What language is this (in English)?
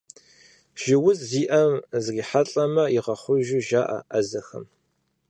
Kabardian